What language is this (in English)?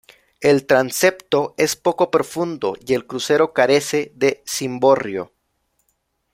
Spanish